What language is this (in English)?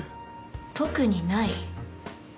Japanese